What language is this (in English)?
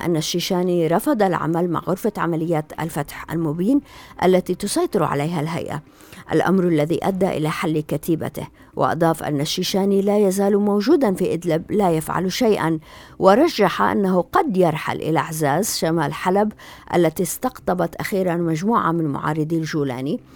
Arabic